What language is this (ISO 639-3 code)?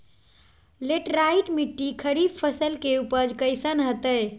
mag